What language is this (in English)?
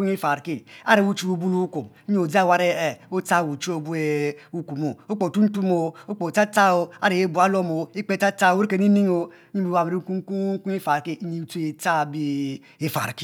Mbe